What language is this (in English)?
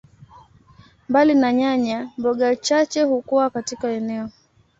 Swahili